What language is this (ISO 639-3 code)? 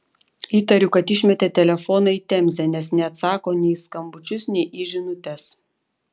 lit